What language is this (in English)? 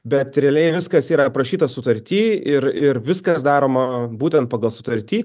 Lithuanian